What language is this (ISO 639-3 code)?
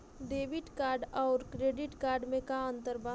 bho